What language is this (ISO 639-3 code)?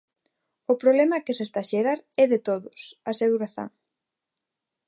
glg